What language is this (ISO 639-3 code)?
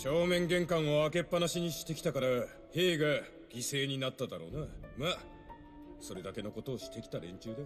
jpn